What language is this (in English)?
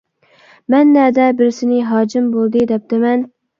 Uyghur